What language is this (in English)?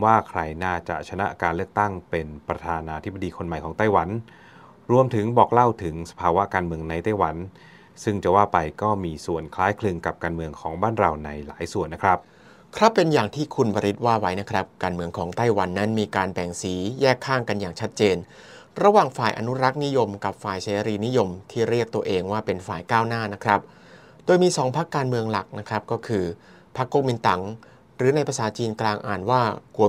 Thai